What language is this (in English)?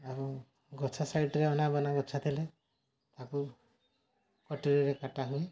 Odia